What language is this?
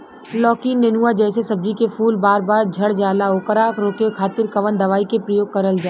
Bhojpuri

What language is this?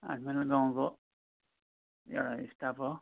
Nepali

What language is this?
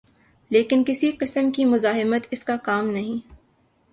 Urdu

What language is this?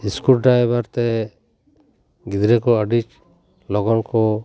Santali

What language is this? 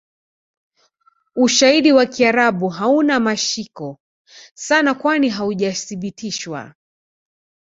Swahili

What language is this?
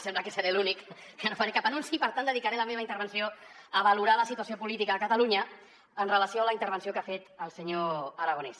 Catalan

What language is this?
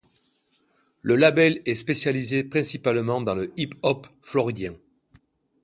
French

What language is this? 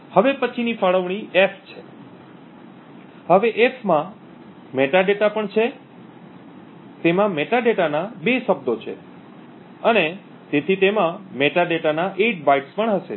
Gujarati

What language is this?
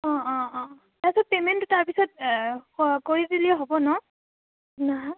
Assamese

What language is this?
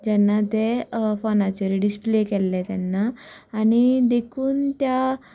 Konkani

